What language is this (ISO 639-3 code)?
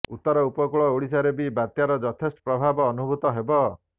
ori